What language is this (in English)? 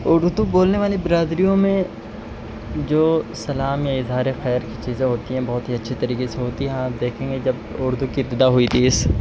Urdu